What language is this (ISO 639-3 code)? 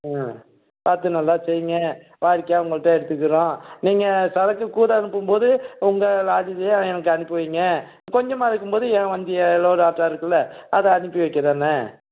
tam